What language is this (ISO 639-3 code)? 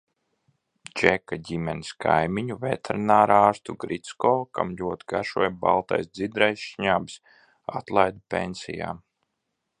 lav